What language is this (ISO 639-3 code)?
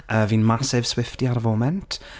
cym